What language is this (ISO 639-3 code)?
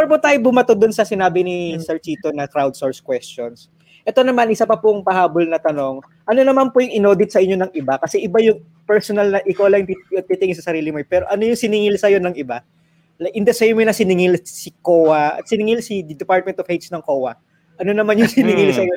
fil